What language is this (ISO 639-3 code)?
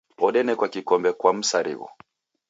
dav